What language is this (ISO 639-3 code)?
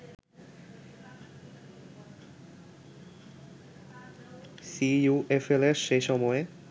ben